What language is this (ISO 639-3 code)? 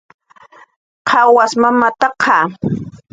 jqr